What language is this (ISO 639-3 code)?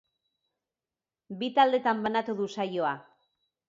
eus